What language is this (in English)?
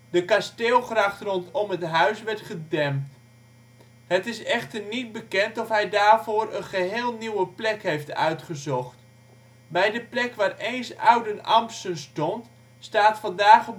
Dutch